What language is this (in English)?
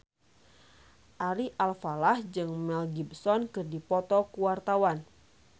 Sundanese